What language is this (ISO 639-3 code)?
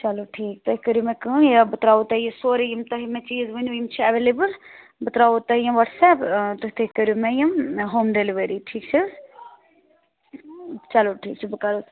kas